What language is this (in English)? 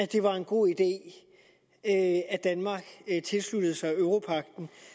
Danish